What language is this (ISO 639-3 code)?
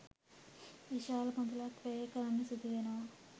sin